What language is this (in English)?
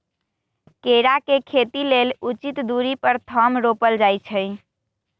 Magahi